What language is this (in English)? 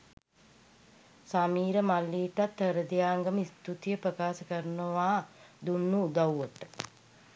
Sinhala